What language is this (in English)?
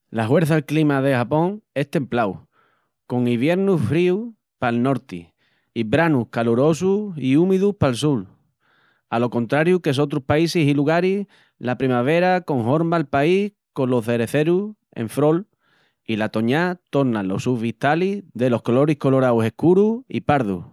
Extremaduran